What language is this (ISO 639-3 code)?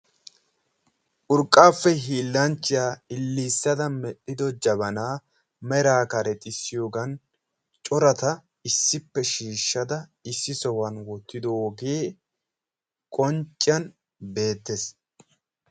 wal